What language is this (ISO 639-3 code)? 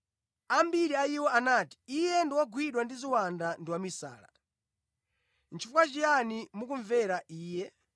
nya